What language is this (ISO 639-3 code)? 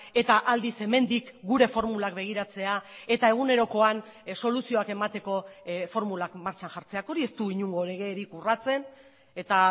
eus